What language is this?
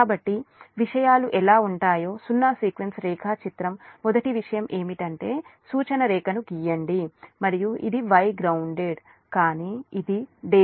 Telugu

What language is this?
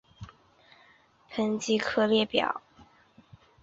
Chinese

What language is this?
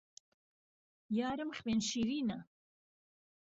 Central Kurdish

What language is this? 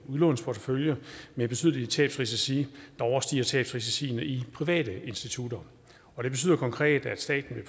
Danish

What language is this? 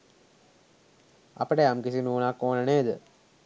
Sinhala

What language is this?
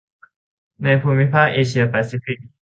Thai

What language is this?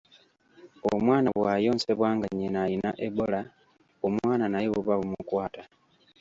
Ganda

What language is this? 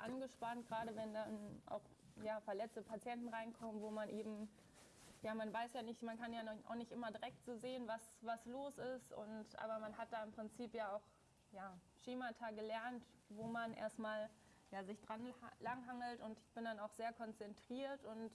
German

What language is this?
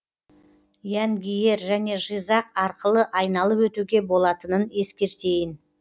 Kazakh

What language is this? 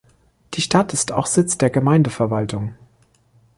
German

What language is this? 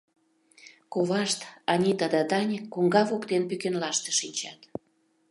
Mari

